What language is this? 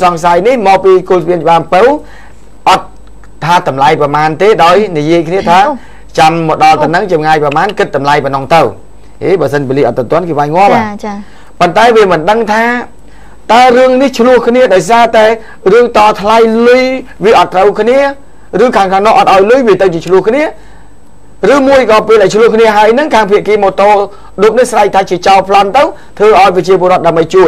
Thai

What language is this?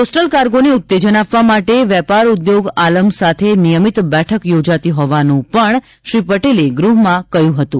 Gujarati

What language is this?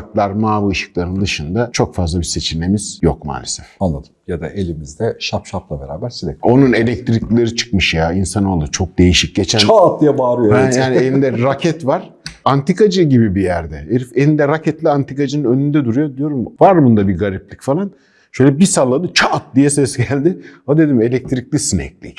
Turkish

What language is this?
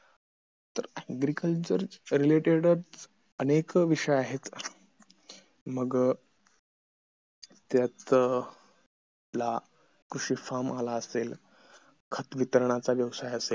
Marathi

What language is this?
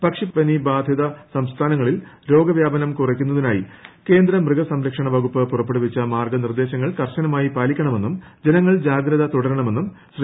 Malayalam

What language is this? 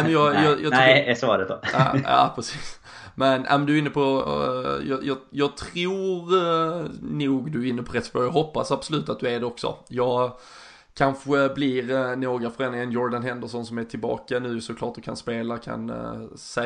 Swedish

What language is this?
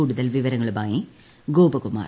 Malayalam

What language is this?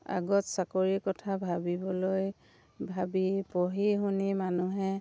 Assamese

